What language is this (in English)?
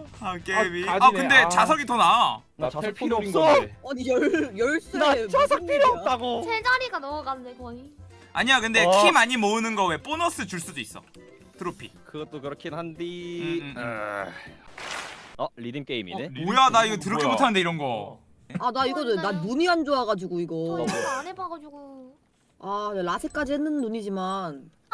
Korean